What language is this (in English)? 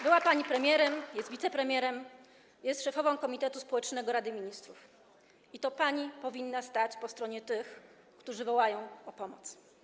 Polish